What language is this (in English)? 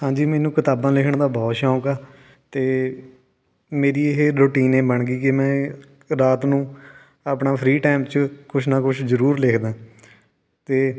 Punjabi